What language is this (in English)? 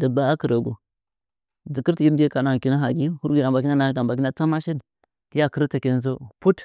Nzanyi